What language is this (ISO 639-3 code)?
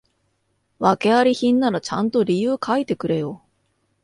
jpn